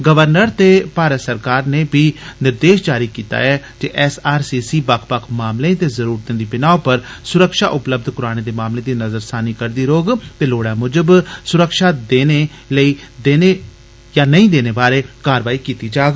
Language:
Dogri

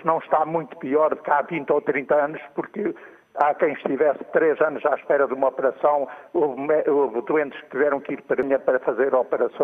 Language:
Portuguese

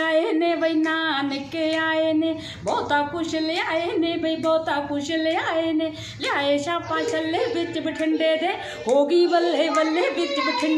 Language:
Punjabi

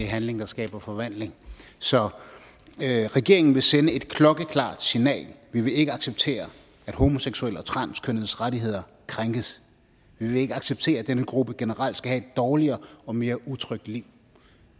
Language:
Danish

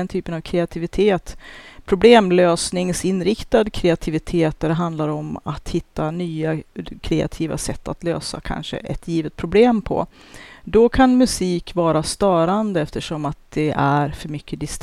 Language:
Swedish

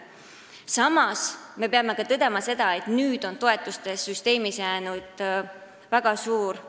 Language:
Estonian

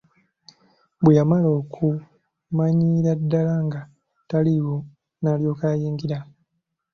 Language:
Ganda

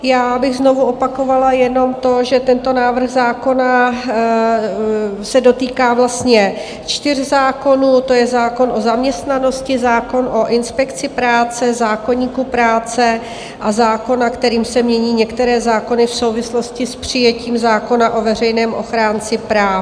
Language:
Czech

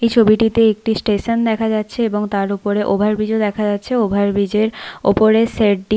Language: Bangla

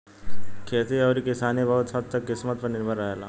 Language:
Bhojpuri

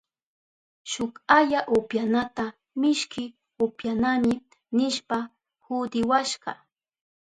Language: Southern Pastaza Quechua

